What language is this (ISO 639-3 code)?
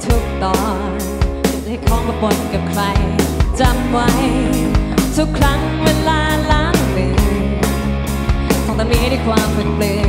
tha